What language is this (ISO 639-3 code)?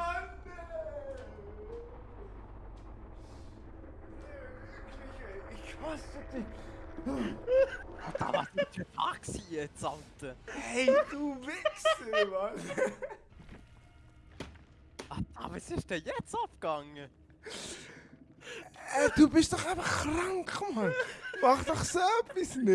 nld